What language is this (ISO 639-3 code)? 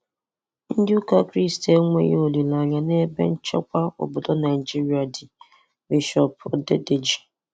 ibo